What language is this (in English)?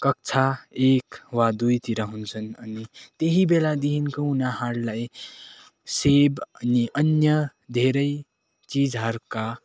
Nepali